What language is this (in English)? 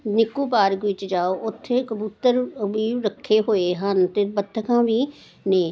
Punjabi